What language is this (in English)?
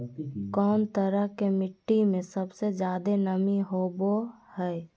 Magahi